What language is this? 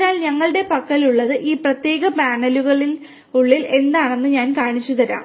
Malayalam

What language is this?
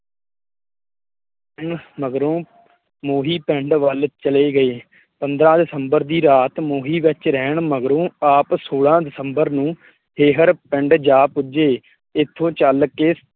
Punjabi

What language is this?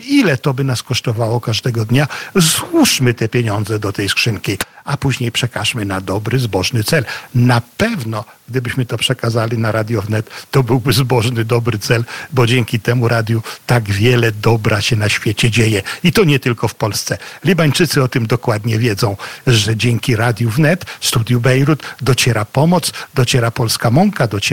Polish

